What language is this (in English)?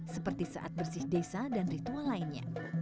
Indonesian